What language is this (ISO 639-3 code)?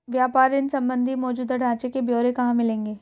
hin